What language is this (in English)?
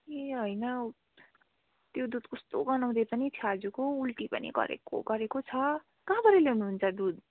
Nepali